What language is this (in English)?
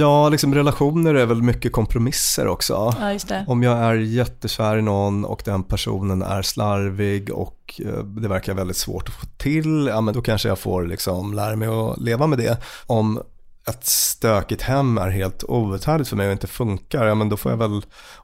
Swedish